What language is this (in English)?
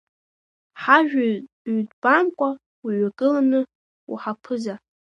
Abkhazian